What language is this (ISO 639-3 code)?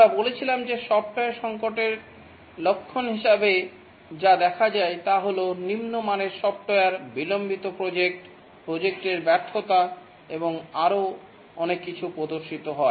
ben